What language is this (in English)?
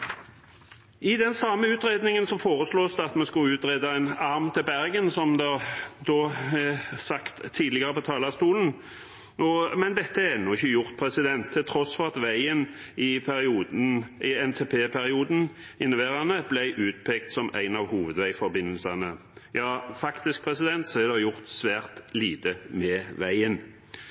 Norwegian Bokmål